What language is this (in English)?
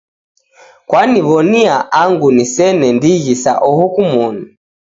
Taita